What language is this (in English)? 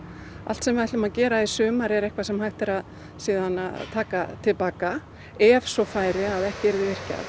Icelandic